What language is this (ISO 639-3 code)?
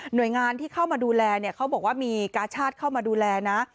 tha